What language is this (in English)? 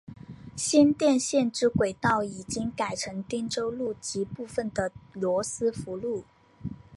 Chinese